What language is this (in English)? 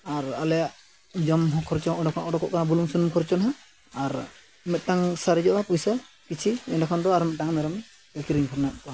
Santali